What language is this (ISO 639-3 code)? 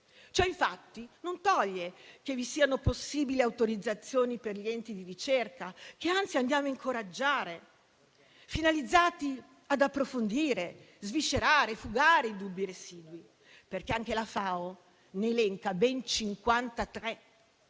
ita